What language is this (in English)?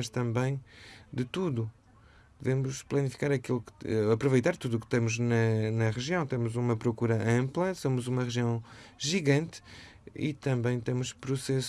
Portuguese